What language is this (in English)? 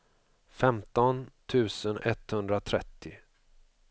Swedish